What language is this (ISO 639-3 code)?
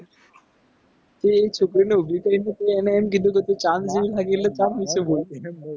guj